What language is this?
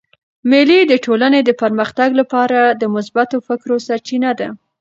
Pashto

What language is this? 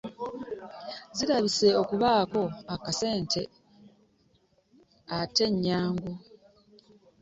Ganda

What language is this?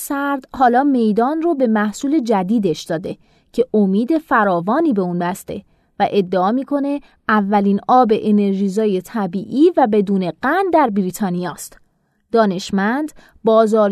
Persian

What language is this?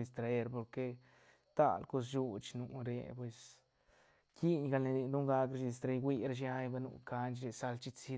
Santa Catarina Albarradas Zapotec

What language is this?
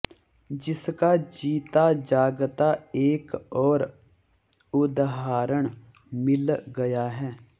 Hindi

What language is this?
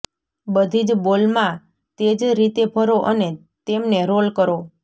Gujarati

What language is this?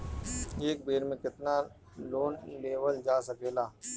Bhojpuri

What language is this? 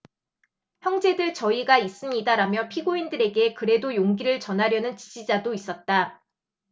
Korean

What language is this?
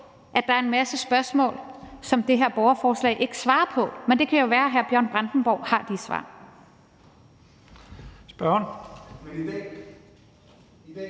Danish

